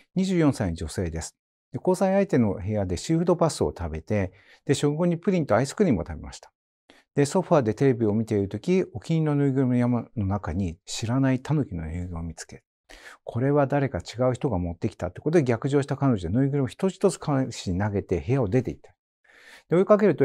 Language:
Japanese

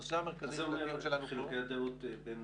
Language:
Hebrew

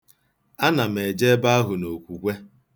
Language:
Igbo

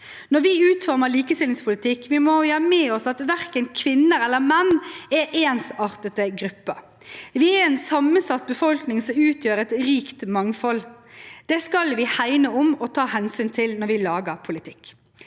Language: Norwegian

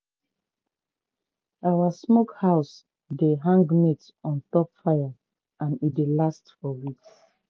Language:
Nigerian Pidgin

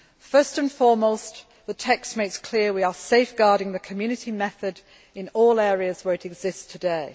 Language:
English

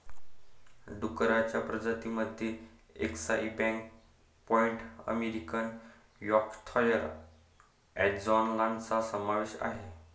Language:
Marathi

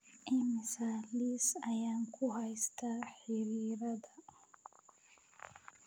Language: Somali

